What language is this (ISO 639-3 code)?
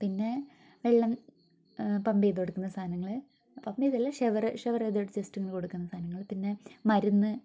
mal